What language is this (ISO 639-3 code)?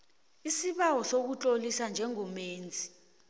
nbl